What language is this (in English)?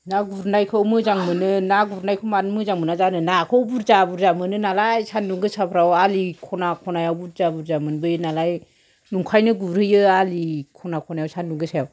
Bodo